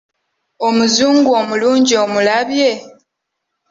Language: Ganda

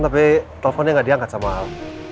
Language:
Indonesian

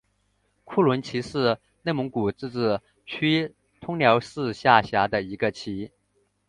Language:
Chinese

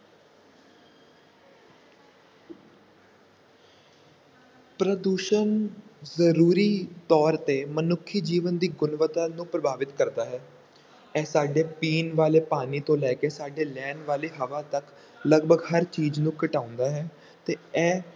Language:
Punjabi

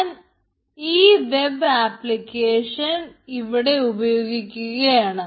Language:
Malayalam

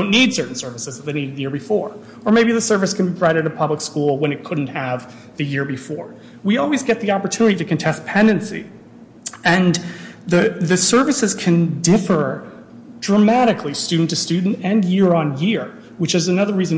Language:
English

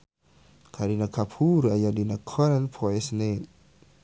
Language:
Sundanese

